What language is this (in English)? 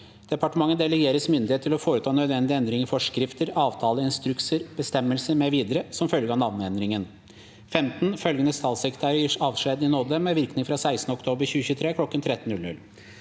Norwegian